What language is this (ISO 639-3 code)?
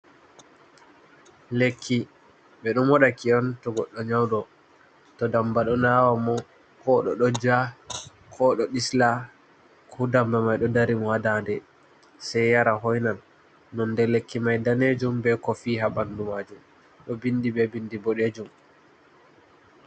ful